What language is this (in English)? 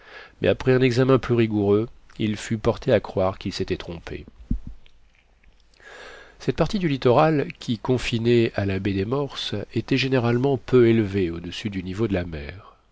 French